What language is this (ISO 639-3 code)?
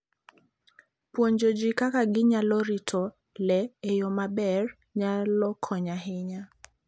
luo